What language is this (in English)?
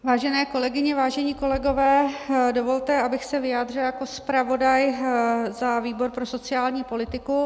Czech